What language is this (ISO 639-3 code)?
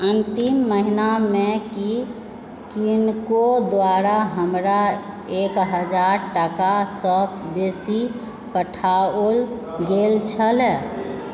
mai